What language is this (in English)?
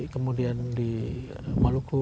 Indonesian